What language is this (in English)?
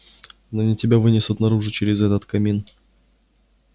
Russian